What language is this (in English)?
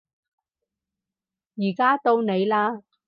Cantonese